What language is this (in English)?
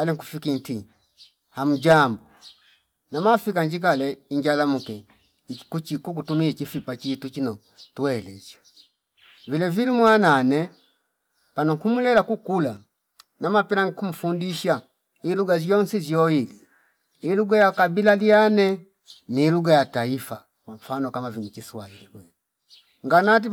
Fipa